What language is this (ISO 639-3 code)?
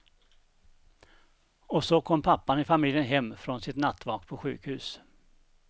swe